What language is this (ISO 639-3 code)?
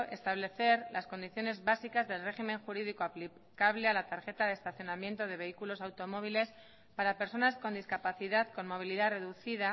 spa